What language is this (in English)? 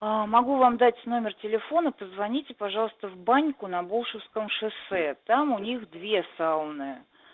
Russian